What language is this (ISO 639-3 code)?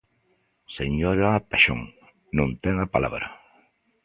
glg